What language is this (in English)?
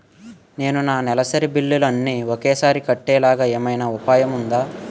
Telugu